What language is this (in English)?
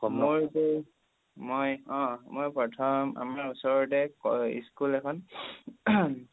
Assamese